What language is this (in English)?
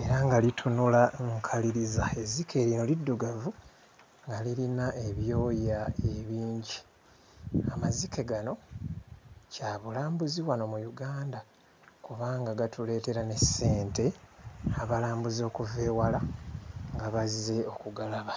Ganda